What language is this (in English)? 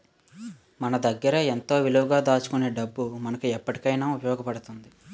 Telugu